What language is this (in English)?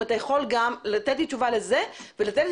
Hebrew